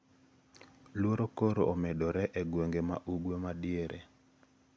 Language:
Luo (Kenya and Tanzania)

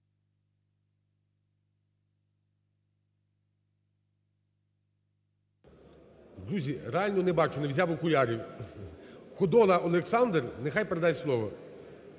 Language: Ukrainian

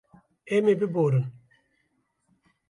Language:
Kurdish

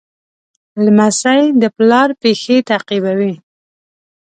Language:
Pashto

